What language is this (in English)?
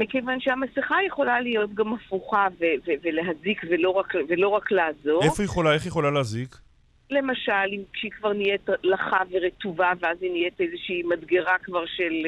Hebrew